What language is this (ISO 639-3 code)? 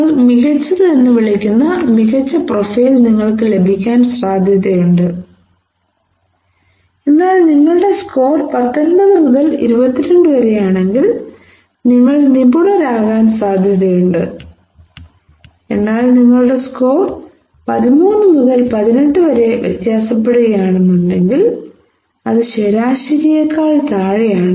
mal